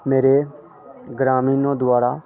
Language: Hindi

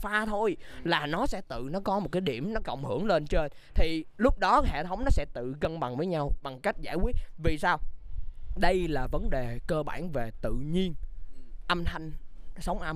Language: Vietnamese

